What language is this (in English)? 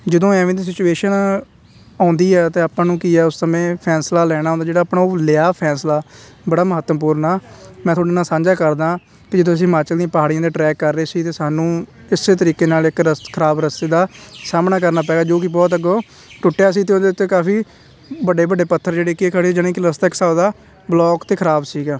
Punjabi